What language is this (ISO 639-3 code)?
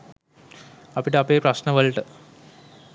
sin